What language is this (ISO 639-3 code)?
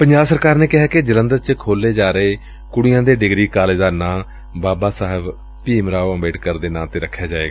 pan